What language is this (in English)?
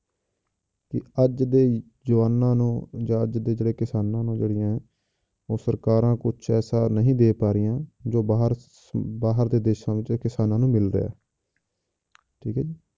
Punjabi